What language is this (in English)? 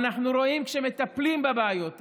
Hebrew